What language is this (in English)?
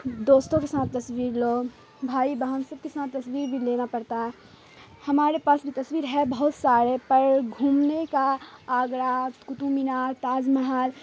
Urdu